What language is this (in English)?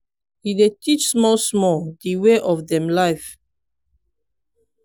Nigerian Pidgin